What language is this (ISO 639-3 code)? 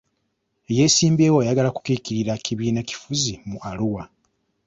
lug